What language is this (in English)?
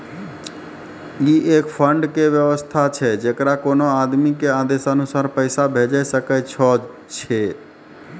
Maithili